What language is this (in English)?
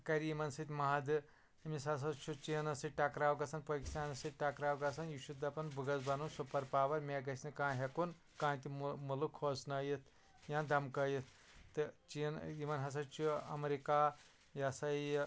Kashmiri